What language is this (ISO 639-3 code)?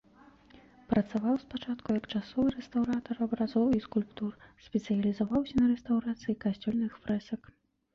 bel